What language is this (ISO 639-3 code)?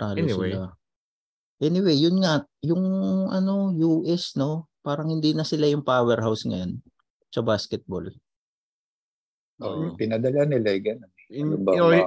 fil